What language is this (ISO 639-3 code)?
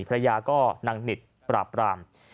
tha